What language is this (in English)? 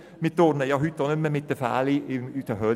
Swiss German